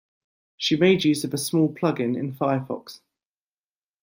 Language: English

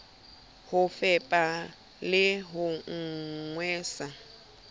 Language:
Southern Sotho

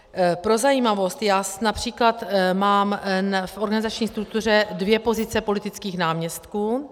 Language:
Czech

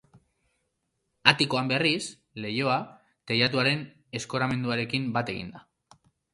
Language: Basque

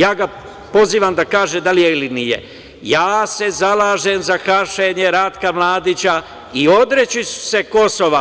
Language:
Serbian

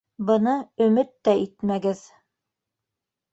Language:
Bashkir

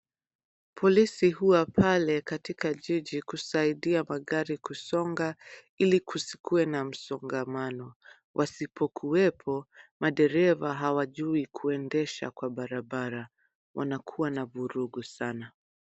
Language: Swahili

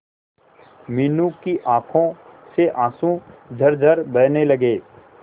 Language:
Hindi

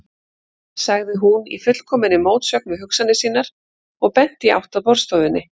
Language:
Icelandic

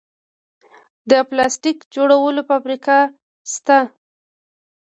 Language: Pashto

